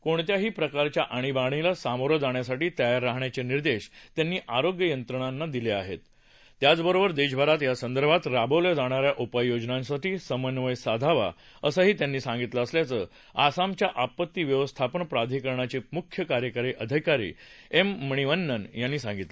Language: Marathi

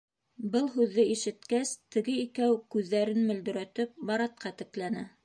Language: Bashkir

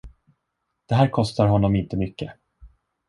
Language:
Swedish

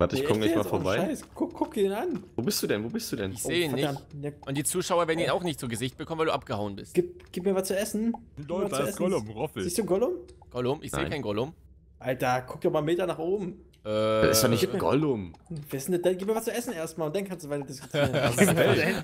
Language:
German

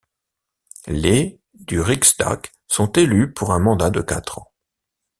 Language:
French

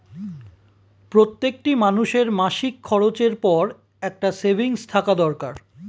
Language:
Bangla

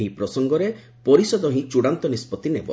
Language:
Odia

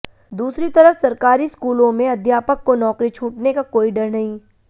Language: Hindi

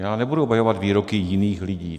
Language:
Czech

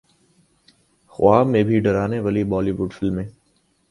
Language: Urdu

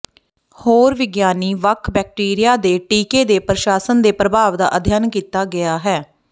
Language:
Punjabi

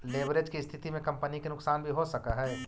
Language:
Magahi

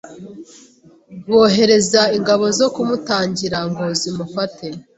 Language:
Kinyarwanda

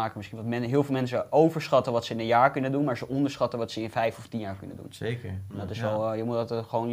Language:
Dutch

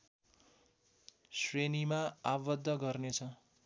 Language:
Nepali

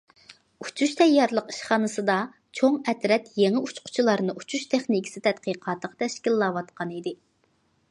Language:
Uyghur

